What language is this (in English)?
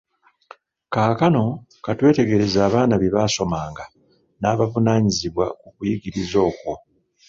Ganda